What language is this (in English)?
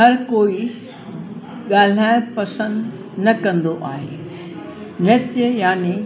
Sindhi